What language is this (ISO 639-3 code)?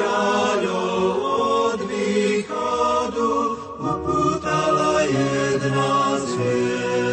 slk